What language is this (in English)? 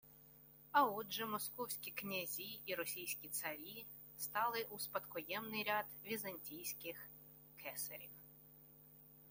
Ukrainian